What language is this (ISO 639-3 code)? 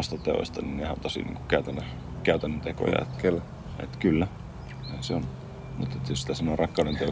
fin